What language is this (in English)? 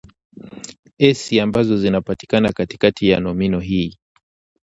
Swahili